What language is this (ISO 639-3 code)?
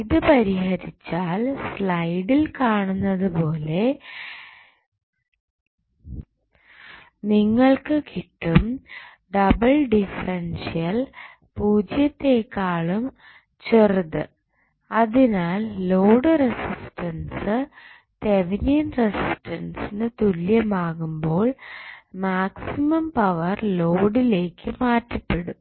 mal